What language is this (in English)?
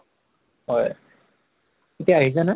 Assamese